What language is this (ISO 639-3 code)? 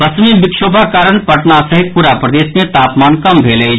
mai